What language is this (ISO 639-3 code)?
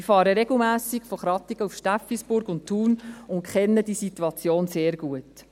gsw